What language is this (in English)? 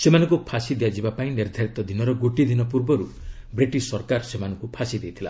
Odia